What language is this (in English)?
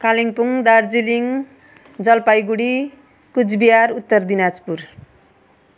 Nepali